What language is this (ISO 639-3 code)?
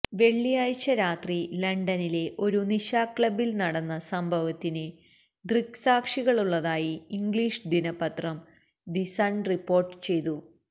mal